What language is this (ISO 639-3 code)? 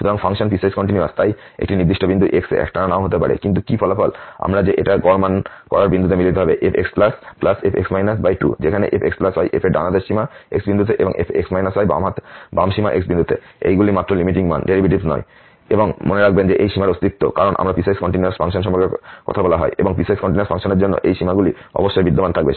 ben